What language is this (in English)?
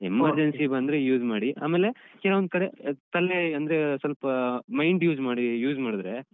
Kannada